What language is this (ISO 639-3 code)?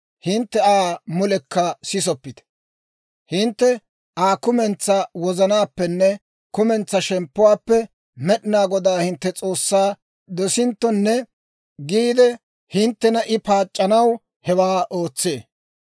dwr